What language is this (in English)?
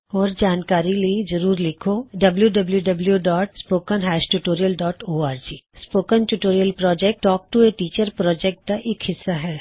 Punjabi